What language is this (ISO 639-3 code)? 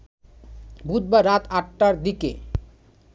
ben